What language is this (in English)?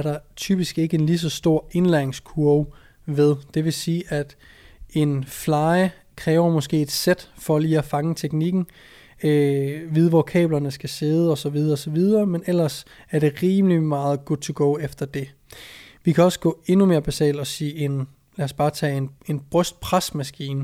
Danish